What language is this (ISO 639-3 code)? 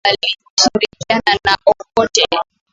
swa